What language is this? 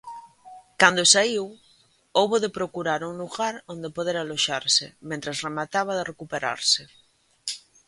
Galician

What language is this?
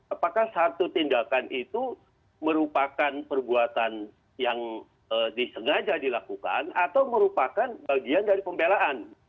Indonesian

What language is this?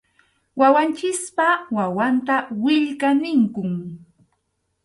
Arequipa-La Unión Quechua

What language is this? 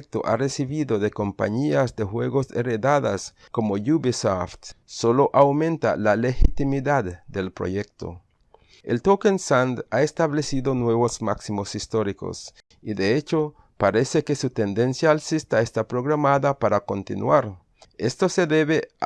Spanish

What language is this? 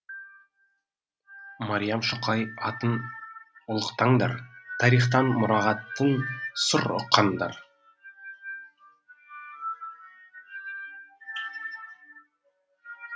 Kazakh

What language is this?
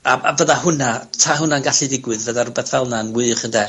Welsh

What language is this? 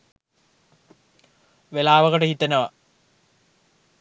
Sinhala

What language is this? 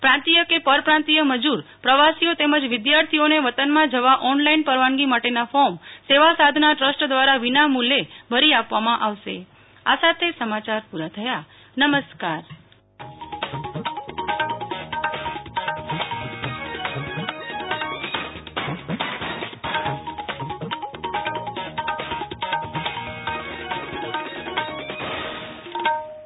Gujarati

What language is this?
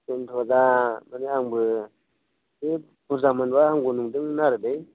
Bodo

